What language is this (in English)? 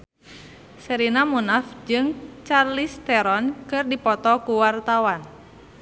Sundanese